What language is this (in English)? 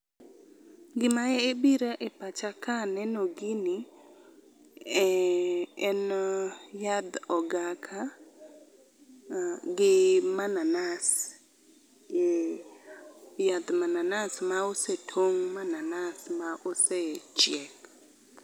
Luo (Kenya and Tanzania)